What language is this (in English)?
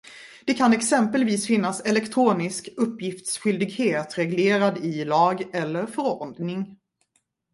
Swedish